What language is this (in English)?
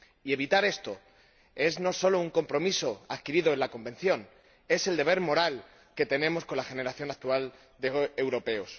Spanish